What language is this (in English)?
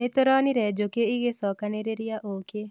Kikuyu